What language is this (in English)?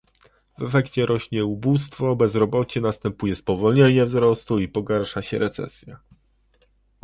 Polish